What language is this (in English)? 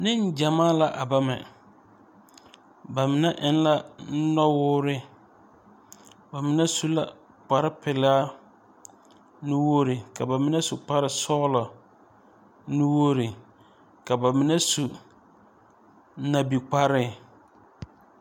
Southern Dagaare